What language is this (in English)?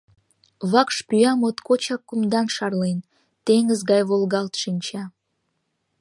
Mari